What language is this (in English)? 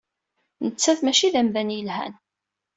Kabyle